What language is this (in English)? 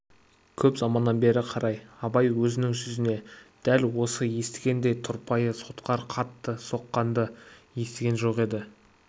Kazakh